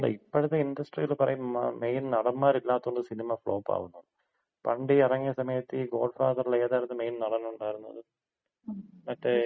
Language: Malayalam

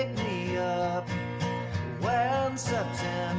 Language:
English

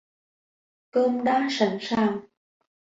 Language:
Vietnamese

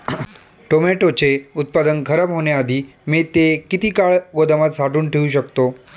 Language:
Marathi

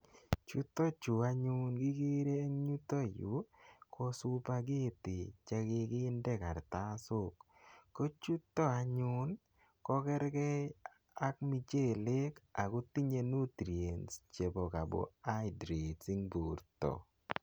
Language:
Kalenjin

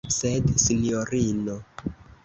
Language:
Esperanto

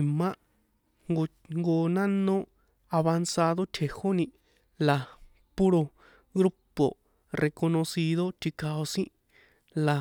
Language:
San Juan Atzingo Popoloca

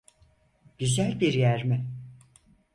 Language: Turkish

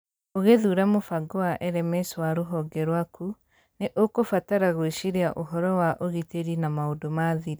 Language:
Kikuyu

